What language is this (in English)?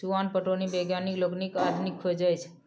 Maithili